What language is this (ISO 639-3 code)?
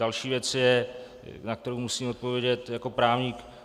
ces